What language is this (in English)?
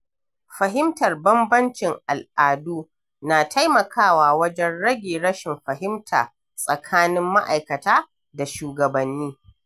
Hausa